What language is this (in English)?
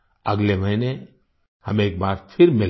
Hindi